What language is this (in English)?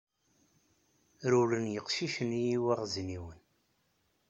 Kabyle